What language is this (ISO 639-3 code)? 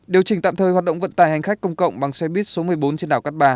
vie